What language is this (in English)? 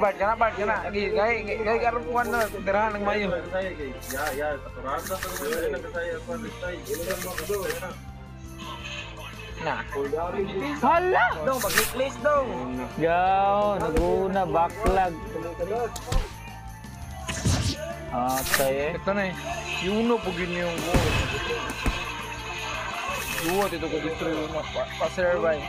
Indonesian